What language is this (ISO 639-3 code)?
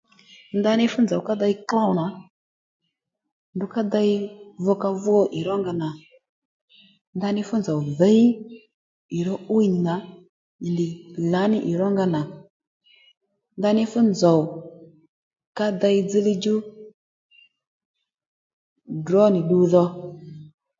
led